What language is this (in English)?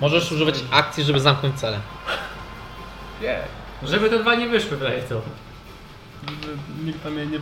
Polish